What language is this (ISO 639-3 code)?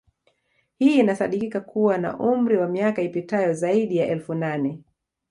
swa